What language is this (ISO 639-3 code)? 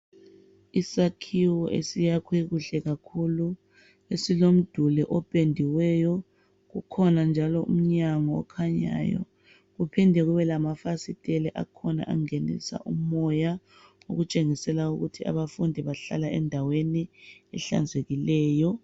nde